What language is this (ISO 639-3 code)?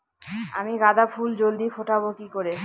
ben